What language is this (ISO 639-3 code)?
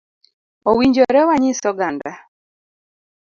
luo